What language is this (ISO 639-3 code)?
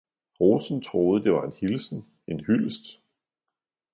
dan